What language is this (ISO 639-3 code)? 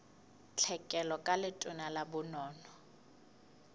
sot